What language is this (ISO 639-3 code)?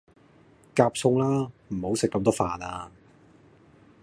yue